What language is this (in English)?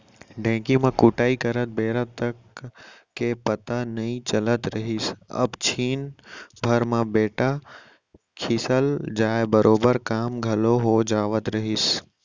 Chhattisgarhi